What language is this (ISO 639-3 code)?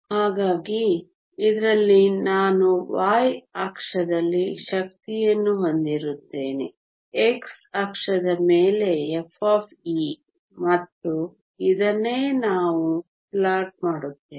kan